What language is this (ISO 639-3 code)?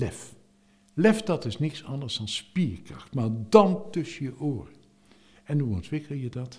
nld